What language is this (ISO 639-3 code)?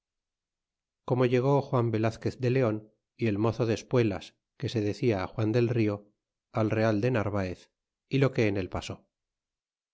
spa